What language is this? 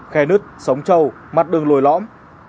Vietnamese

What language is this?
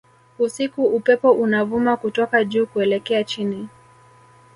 Swahili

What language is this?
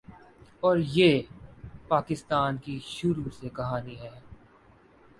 Urdu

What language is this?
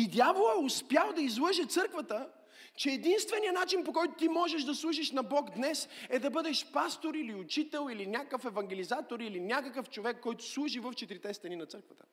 Bulgarian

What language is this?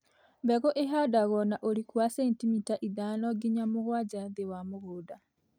Kikuyu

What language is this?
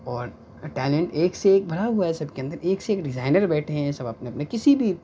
Urdu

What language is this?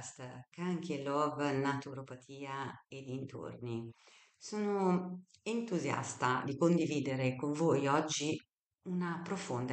Italian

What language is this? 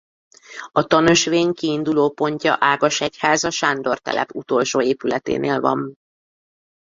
Hungarian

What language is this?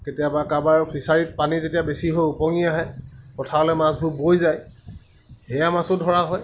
Assamese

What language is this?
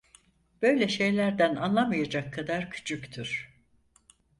Turkish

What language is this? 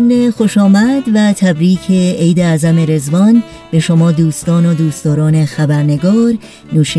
Persian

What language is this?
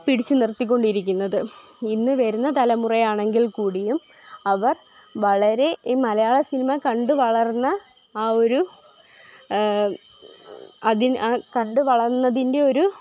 Malayalam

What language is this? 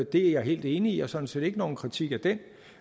Danish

